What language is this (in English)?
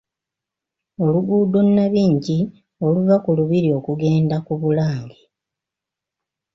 Ganda